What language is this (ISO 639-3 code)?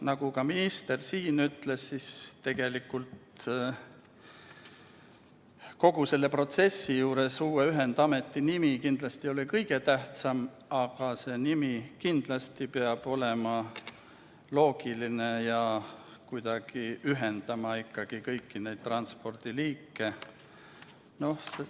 est